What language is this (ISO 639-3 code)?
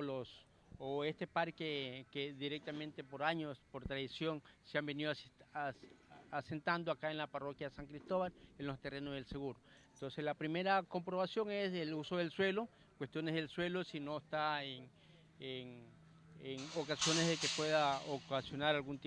spa